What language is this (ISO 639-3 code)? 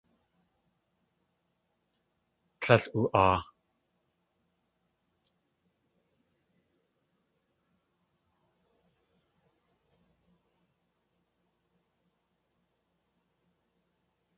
tli